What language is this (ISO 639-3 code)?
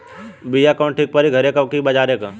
bho